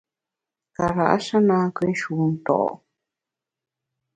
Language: Bamun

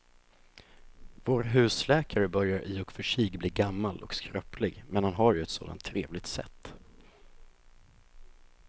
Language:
Swedish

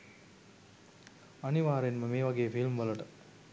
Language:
Sinhala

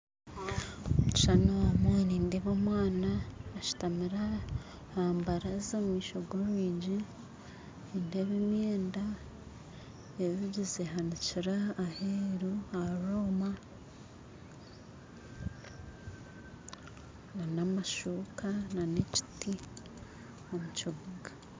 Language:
Nyankole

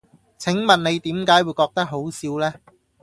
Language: Cantonese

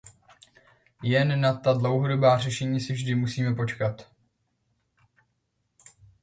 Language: Czech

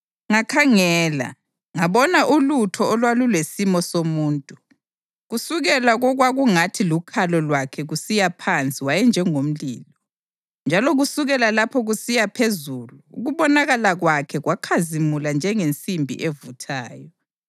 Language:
North Ndebele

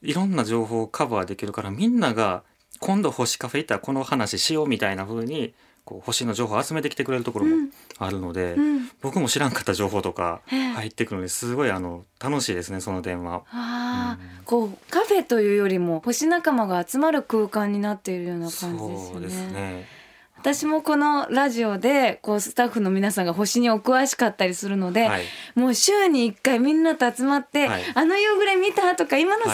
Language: Japanese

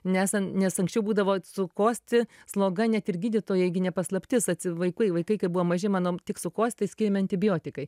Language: Lithuanian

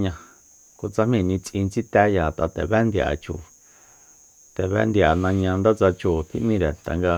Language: Soyaltepec Mazatec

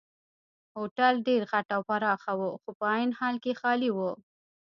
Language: Pashto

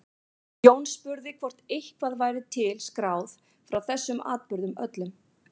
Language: Icelandic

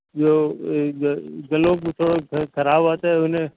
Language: Sindhi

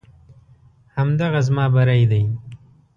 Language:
Pashto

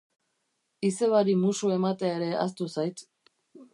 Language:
Basque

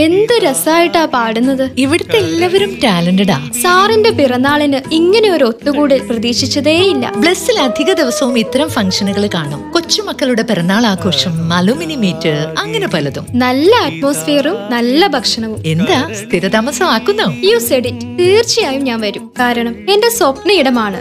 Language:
Malayalam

